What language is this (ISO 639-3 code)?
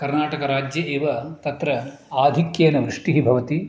san